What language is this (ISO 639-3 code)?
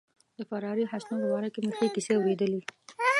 pus